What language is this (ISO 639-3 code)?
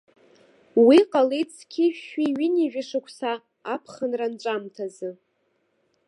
abk